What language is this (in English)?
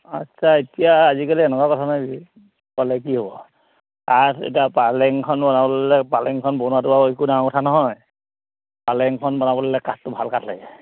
Assamese